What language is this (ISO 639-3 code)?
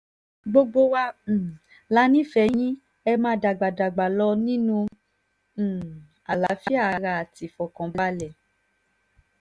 yor